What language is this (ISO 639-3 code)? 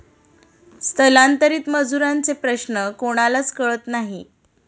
mar